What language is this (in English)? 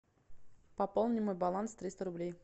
Russian